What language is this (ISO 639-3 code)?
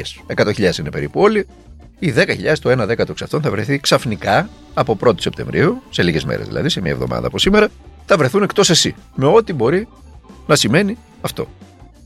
ell